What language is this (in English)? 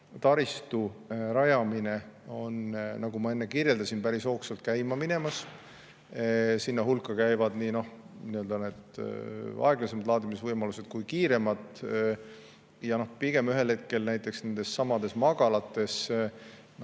Estonian